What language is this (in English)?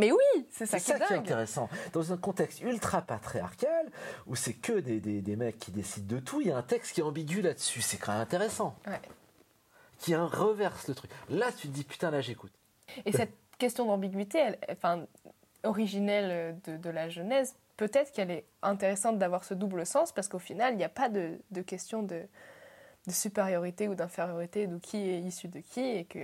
French